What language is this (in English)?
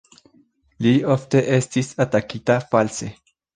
Esperanto